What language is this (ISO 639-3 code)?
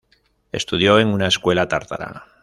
spa